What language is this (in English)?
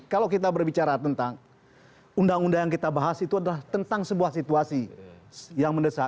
Indonesian